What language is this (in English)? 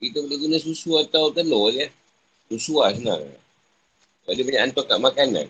Malay